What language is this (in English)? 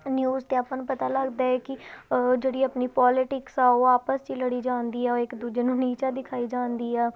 Punjabi